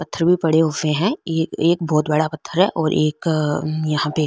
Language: Marwari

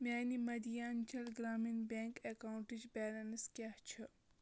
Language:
Kashmiri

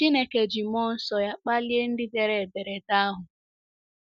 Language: Igbo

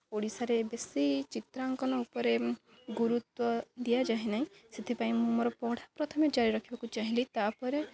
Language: Odia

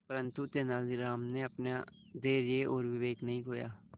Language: Hindi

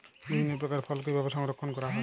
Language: Bangla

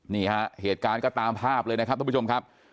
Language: Thai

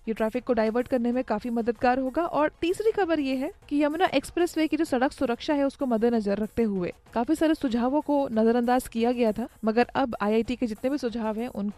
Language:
Hindi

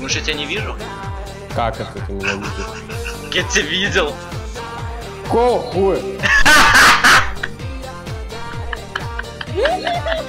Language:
Russian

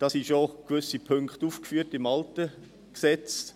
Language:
Swiss German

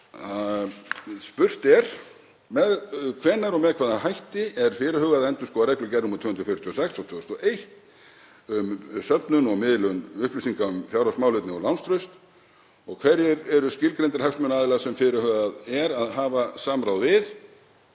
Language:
Icelandic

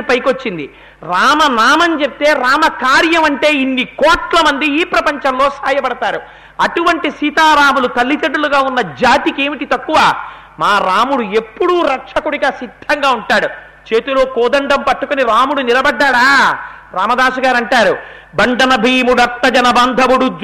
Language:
Telugu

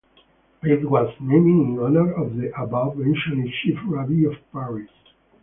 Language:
English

